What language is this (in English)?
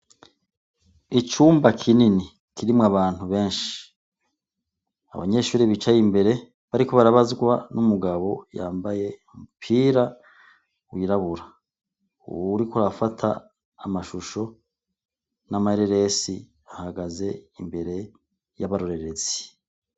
Rundi